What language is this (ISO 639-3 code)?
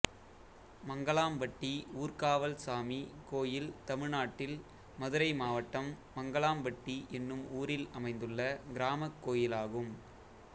tam